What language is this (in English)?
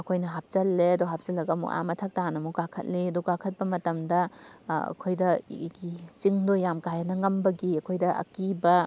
Manipuri